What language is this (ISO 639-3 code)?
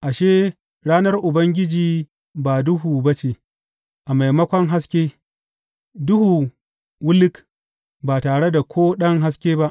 hau